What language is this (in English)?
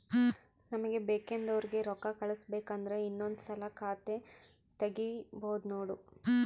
Kannada